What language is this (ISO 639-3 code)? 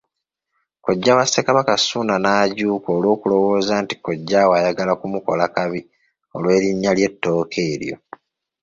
lug